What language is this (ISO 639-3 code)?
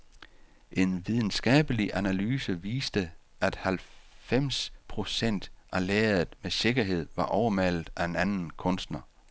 dan